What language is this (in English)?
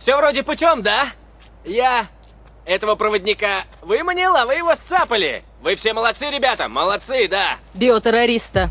Russian